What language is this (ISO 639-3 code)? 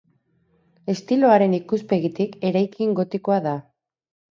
eus